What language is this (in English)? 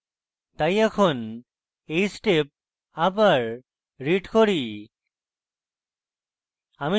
Bangla